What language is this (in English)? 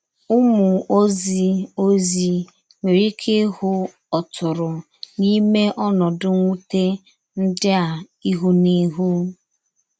Igbo